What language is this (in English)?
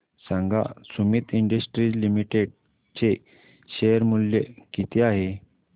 Marathi